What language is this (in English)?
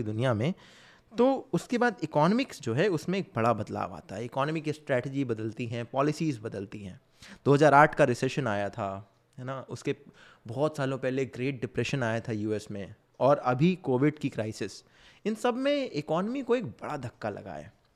Hindi